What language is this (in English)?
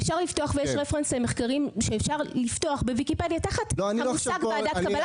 Hebrew